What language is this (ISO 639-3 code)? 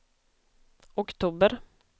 swe